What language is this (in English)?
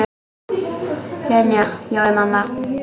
Icelandic